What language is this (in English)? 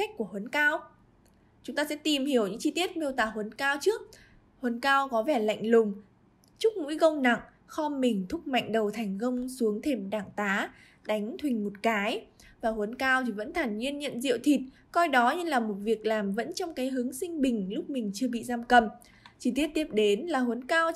Vietnamese